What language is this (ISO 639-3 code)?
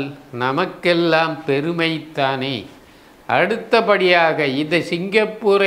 tam